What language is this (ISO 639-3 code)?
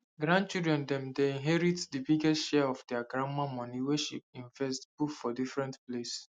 pcm